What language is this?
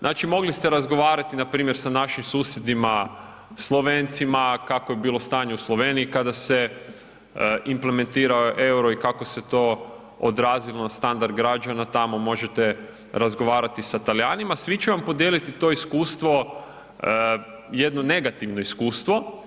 Croatian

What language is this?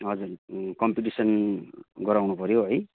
Nepali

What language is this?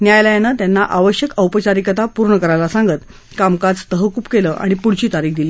Marathi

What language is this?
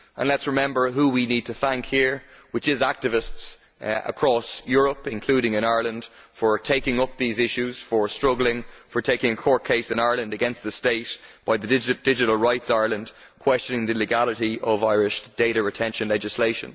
English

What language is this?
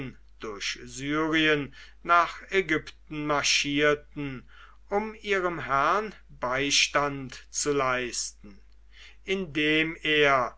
German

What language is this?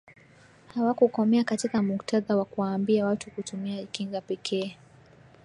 Swahili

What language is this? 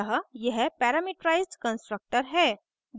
Hindi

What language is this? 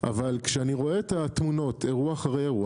Hebrew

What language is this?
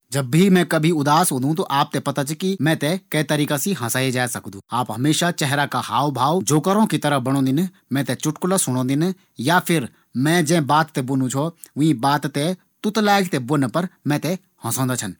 Garhwali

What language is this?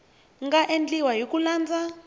Tsonga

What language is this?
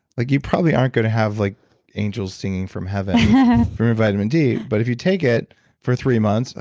English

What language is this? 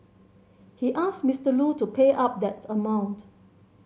English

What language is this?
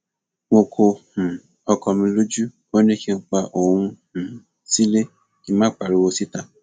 Yoruba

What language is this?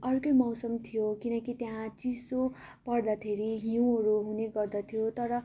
Nepali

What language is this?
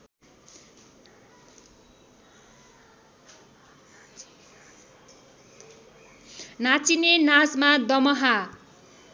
Nepali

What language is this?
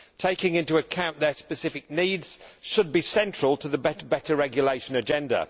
English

